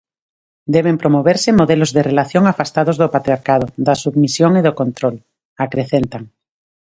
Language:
Galician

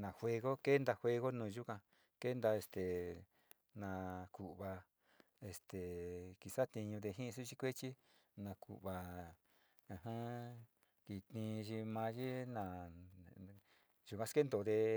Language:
Sinicahua Mixtec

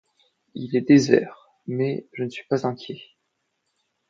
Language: French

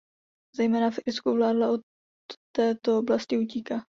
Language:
Czech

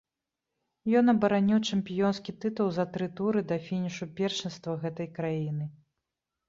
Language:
Belarusian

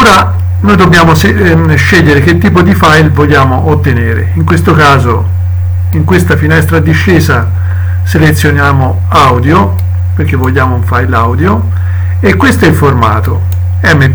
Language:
Italian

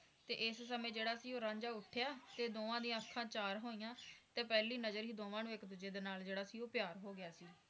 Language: Punjabi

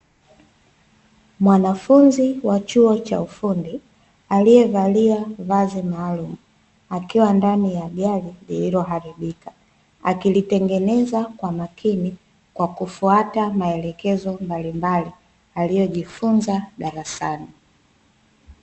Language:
Swahili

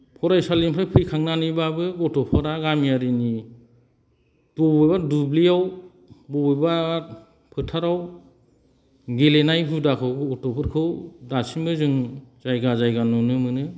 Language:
Bodo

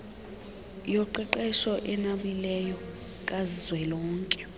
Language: Xhosa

